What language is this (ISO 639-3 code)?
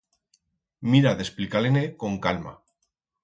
arg